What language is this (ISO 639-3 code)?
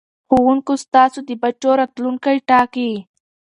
pus